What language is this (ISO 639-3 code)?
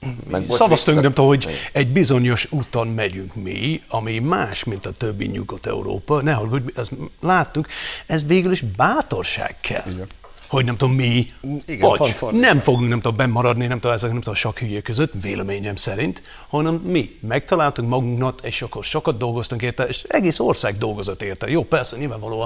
hun